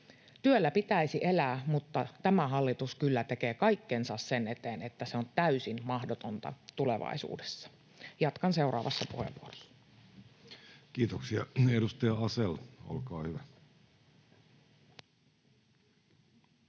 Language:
Finnish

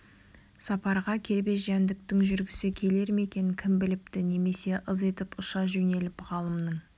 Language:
Kazakh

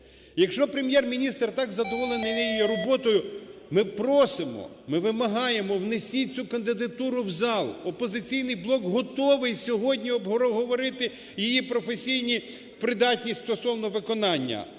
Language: Ukrainian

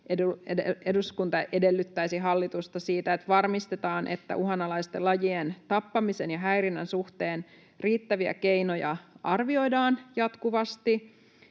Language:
Finnish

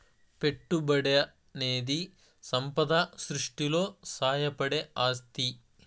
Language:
Telugu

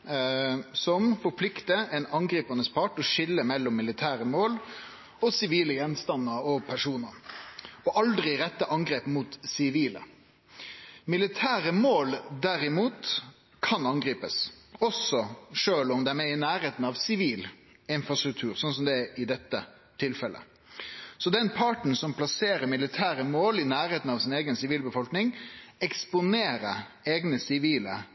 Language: Norwegian Nynorsk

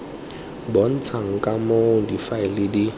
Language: Tswana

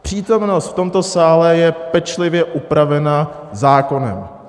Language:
Czech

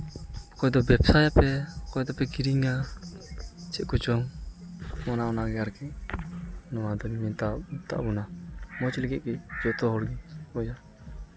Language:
Santali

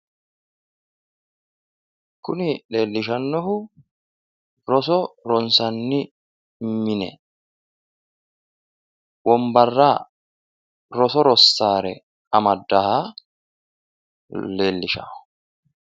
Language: Sidamo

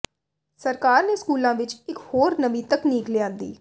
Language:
Punjabi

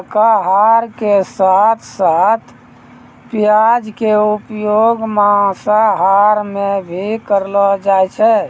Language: Maithili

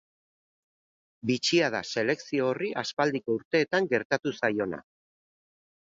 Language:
Basque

